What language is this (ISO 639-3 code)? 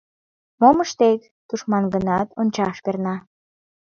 chm